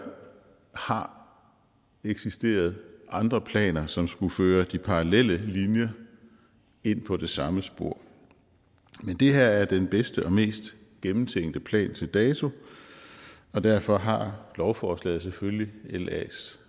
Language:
Danish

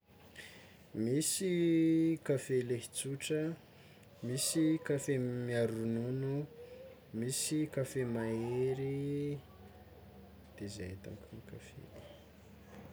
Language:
Tsimihety Malagasy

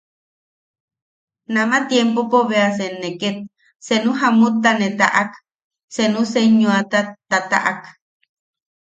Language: Yaqui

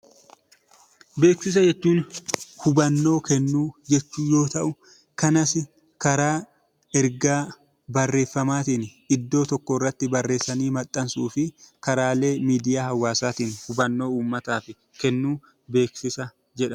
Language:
Oromo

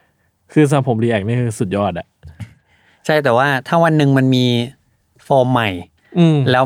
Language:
Thai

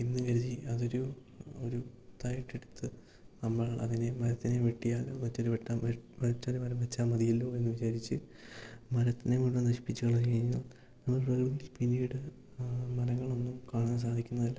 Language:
Malayalam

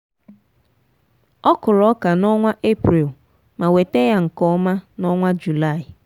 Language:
Igbo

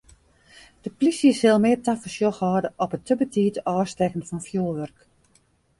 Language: Western Frisian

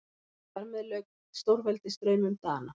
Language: Icelandic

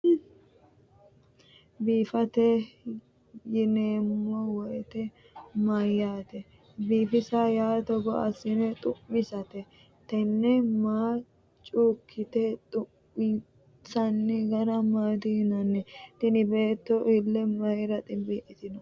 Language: Sidamo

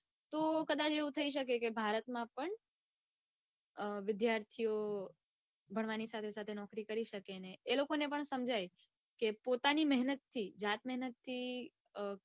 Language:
Gujarati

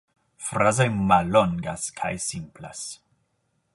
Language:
Esperanto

